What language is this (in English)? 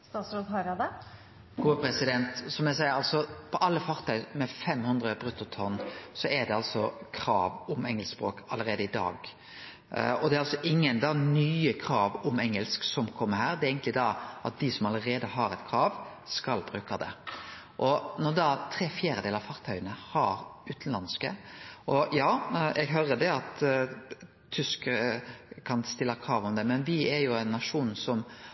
Norwegian Nynorsk